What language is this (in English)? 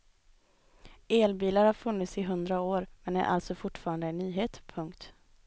Swedish